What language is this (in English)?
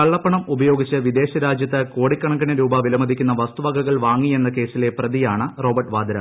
Malayalam